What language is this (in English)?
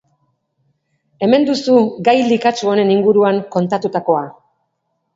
Basque